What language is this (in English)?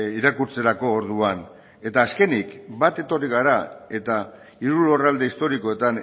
Basque